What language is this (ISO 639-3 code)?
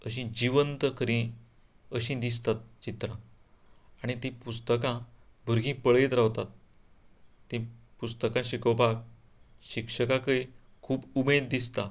kok